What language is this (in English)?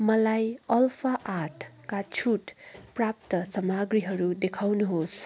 Nepali